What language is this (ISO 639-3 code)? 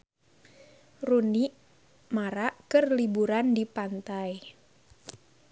sun